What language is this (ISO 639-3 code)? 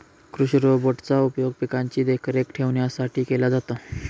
mar